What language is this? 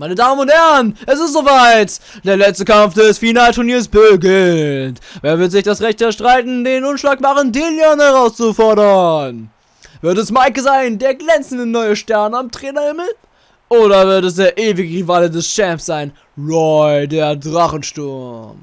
German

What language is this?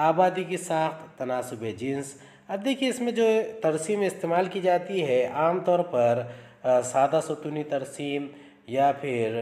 Hindi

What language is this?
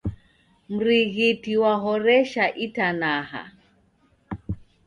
Taita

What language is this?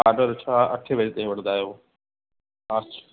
Sindhi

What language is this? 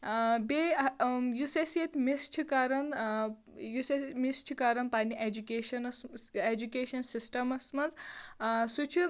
Kashmiri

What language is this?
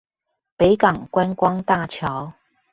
Chinese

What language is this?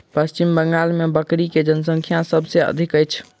Maithili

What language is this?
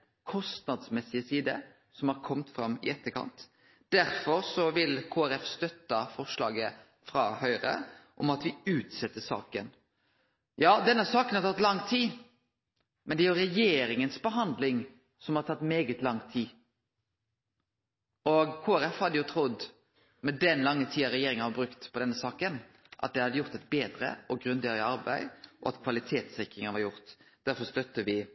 Norwegian Nynorsk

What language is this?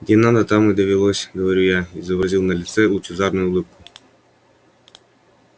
Russian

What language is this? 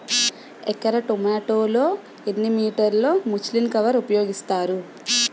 Telugu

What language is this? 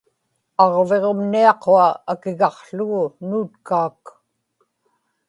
Inupiaq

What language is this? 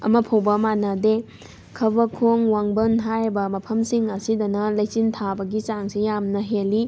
Manipuri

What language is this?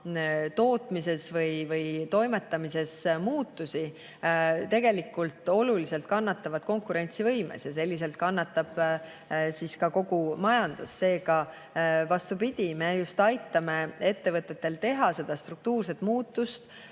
Estonian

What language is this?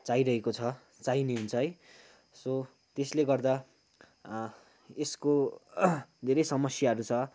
Nepali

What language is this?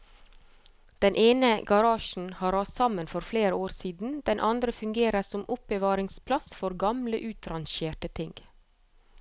Norwegian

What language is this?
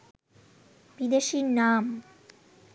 Bangla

